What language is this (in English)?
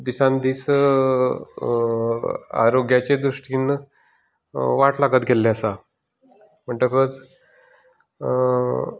Konkani